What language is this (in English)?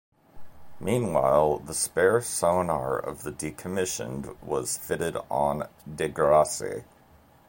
English